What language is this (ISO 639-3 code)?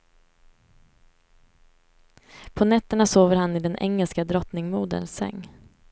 swe